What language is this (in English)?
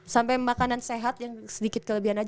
Indonesian